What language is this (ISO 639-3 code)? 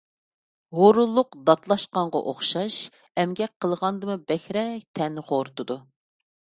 uig